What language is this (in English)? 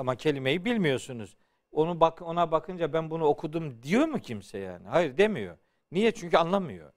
Turkish